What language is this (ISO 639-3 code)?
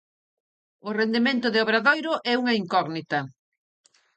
glg